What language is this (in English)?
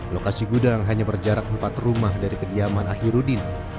Indonesian